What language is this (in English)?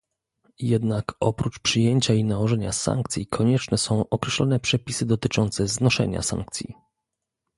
Polish